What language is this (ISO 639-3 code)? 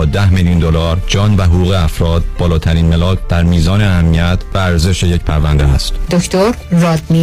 fas